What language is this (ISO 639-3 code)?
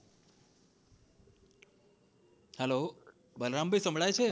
guj